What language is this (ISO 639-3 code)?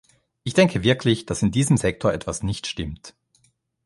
deu